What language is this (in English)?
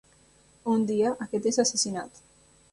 Catalan